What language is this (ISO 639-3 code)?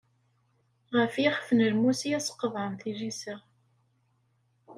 kab